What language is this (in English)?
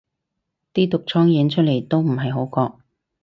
Cantonese